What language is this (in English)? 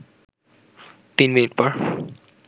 Bangla